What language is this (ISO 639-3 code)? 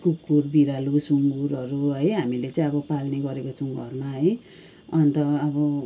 nep